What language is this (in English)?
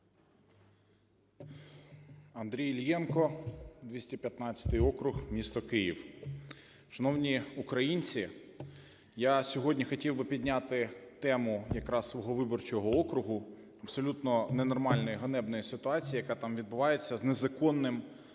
Ukrainian